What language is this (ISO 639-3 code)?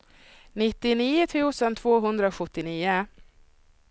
swe